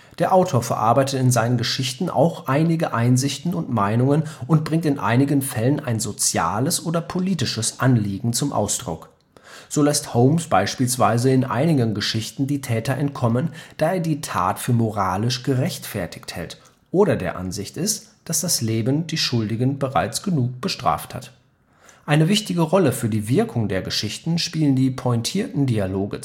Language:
German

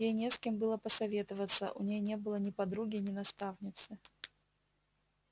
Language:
Russian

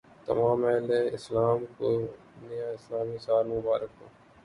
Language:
Urdu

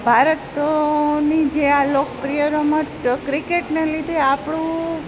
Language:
Gujarati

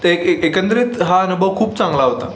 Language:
Marathi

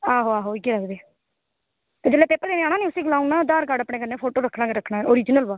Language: Dogri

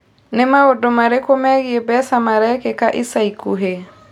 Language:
Kikuyu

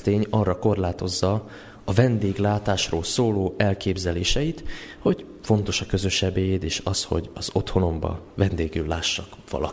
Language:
Hungarian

